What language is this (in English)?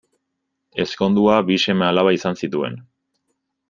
Basque